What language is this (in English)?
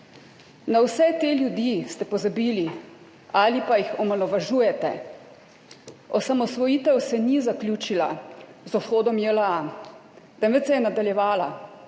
Slovenian